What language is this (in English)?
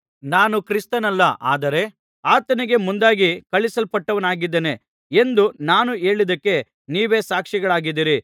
Kannada